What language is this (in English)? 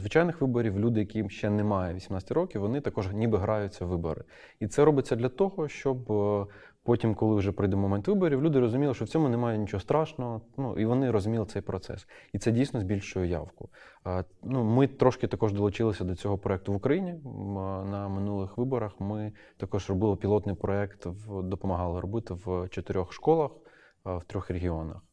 Ukrainian